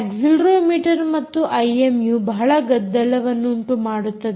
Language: Kannada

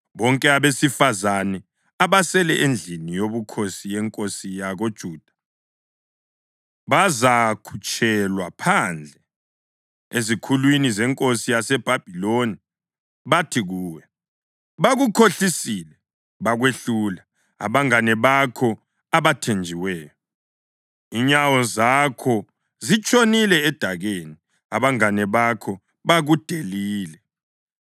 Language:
North Ndebele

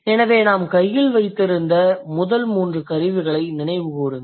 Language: Tamil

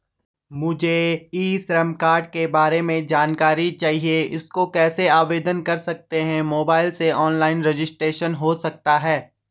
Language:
Hindi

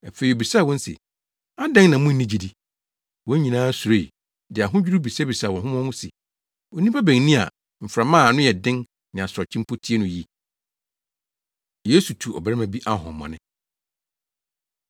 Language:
Akan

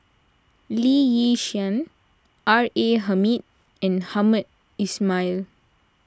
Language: English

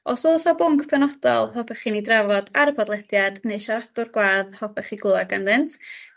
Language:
Welsh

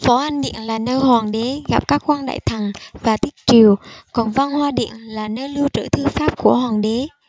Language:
Vietnamese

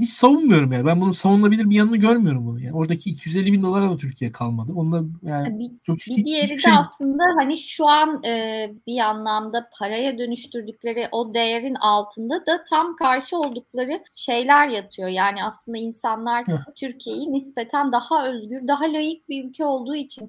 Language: Turkish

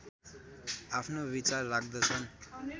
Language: Nepali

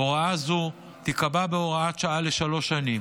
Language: Hebrew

